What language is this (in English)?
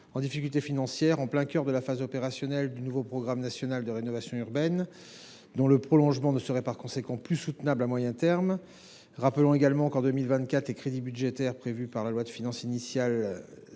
French